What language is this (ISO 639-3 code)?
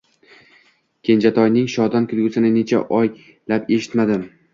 uzb